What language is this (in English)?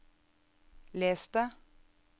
Norwegian